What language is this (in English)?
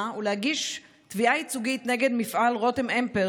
Hebrew